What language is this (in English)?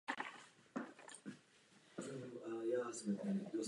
Czech